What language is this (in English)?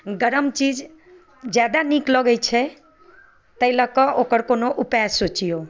Maithili